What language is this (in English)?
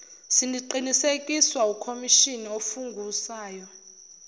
Zulu